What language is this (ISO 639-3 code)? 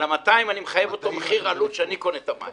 heb